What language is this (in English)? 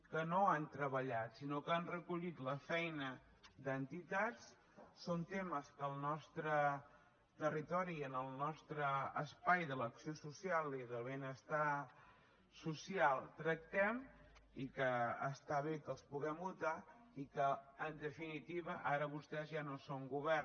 Catalan